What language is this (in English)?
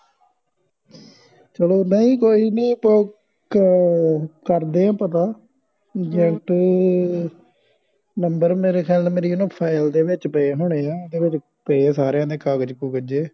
Punjabi